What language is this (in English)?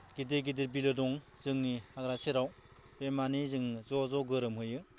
Bodo